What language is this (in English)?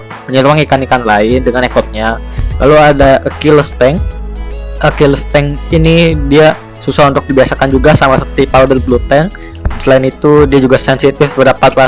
Indonesian